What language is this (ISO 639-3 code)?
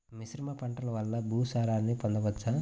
tel